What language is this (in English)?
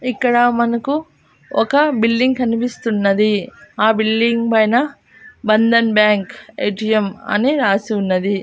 Telugu